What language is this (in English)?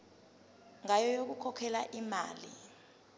Zulu